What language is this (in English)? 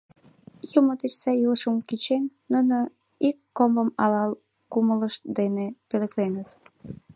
Mari